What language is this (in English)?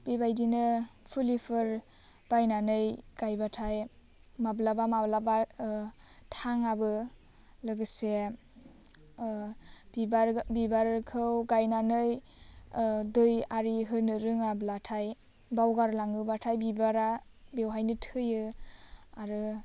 Bodo